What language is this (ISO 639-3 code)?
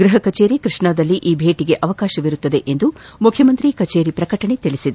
kan